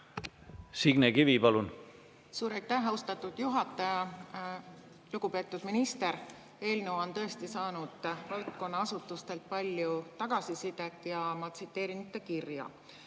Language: Estonian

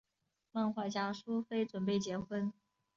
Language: Chinese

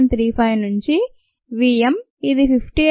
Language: Telugu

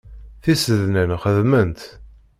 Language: Kabyle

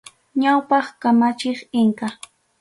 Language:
Ayacucho Quechua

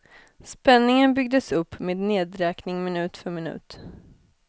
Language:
Swedish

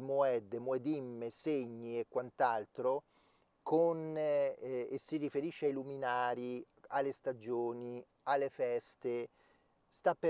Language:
Italian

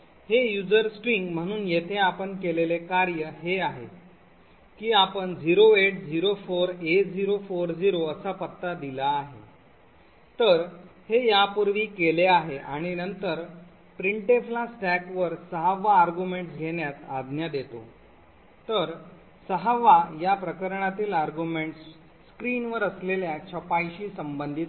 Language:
Marathi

